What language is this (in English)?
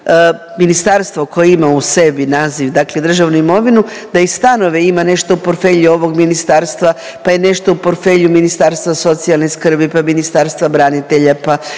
Croatian